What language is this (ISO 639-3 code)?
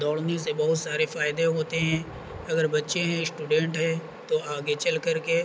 urd